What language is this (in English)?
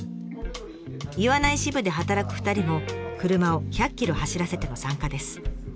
Japanese